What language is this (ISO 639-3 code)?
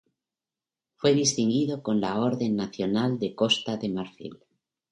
spa